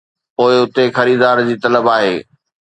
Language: Sindhi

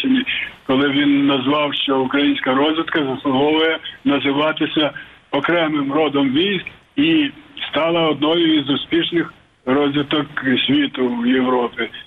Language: Ukrainian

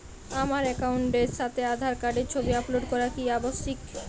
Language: Bangla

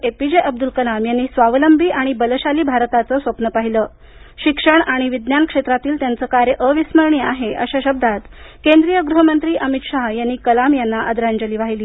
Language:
Marathi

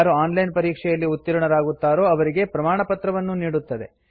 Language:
Kannada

